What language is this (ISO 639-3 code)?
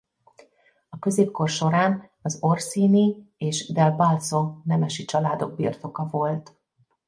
hun